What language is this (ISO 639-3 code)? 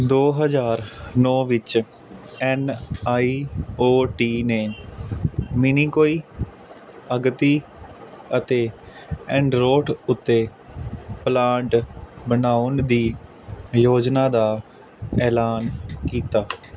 pan